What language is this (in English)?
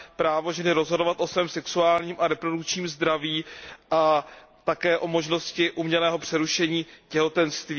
Czech